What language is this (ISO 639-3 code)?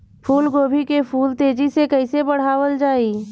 bho